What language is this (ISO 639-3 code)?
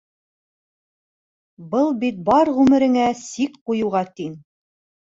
bak